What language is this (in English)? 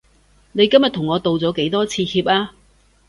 Cantonese